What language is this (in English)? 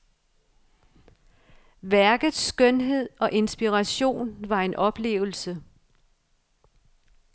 Danish